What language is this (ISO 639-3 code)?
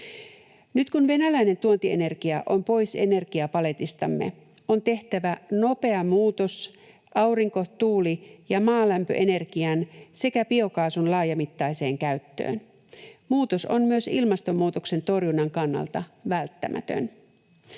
fin